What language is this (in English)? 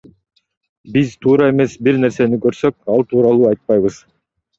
Kyrgyz